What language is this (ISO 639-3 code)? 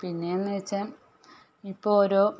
mal